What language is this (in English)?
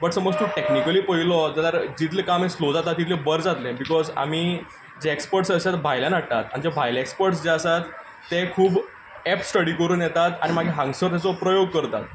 Konkani